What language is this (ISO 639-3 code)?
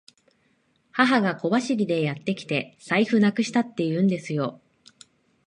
jpn